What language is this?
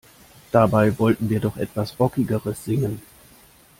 German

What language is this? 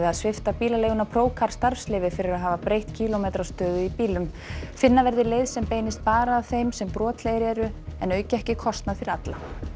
Icelandic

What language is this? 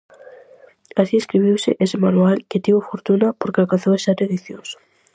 Galician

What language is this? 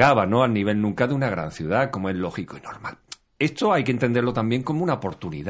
Spanish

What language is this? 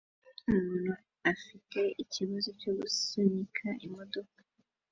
Kinyarwanda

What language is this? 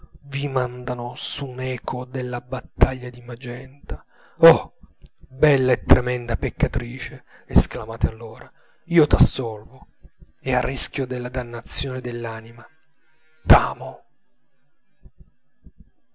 Italian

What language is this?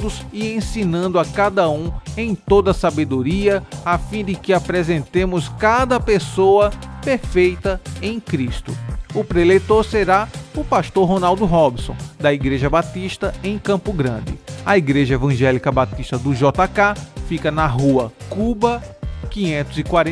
Portuguese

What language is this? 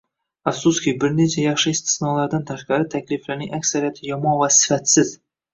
Uzbek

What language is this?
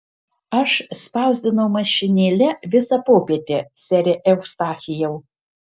Lithuanian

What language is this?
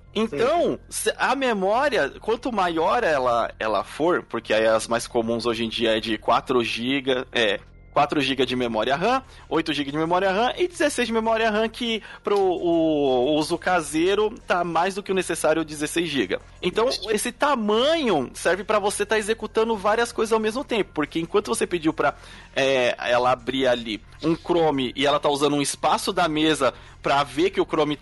Portuguese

